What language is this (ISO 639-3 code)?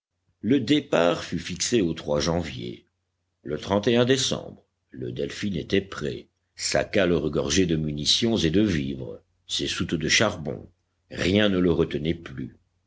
fra